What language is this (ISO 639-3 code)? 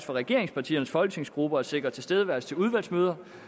dan